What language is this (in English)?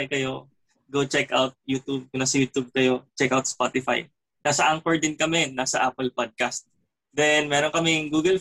Filipino